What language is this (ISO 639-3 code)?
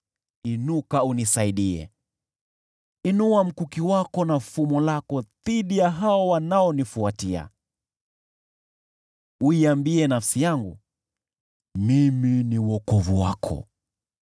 swa